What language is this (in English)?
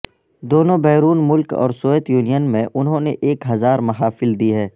Urdu